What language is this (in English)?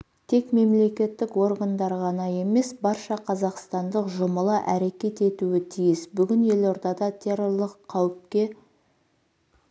Kazakh